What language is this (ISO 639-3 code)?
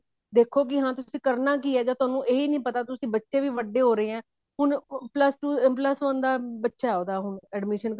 pan